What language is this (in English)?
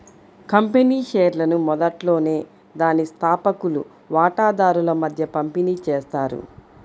Telugu